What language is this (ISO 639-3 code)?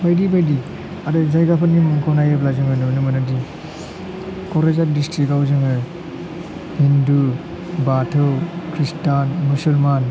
brx